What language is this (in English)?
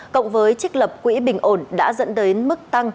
Vietnamese